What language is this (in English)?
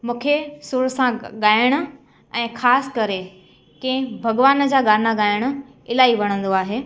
Sindhi